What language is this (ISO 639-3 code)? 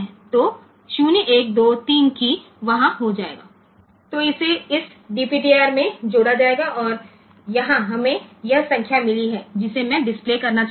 guj